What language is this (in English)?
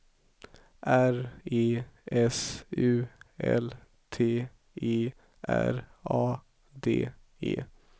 Swedish